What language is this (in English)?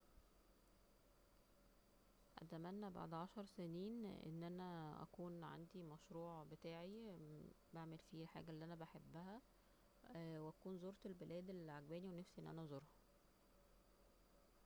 Egyptian Arabic